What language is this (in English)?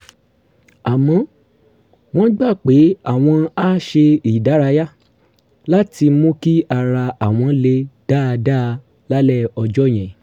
Yoruba